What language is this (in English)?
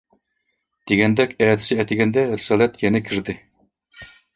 Uyghur